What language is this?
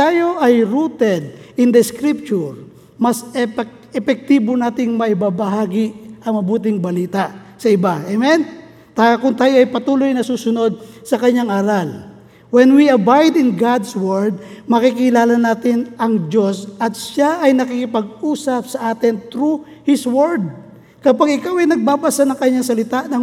Filipino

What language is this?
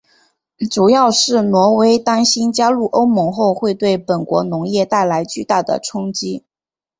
Chinese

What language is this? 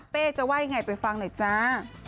Thai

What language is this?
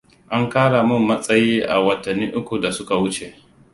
Hausa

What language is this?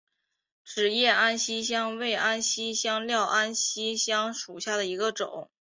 Chinese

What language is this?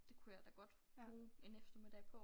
Danish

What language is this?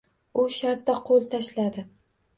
Uzbek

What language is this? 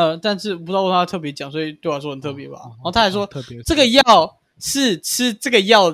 Chinese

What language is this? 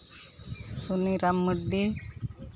Santali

